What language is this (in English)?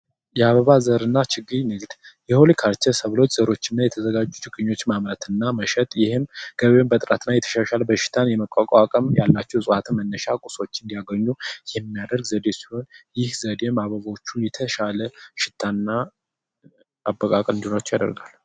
Amharic